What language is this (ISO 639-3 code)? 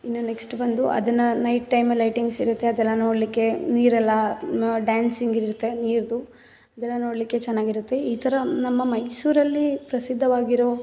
kan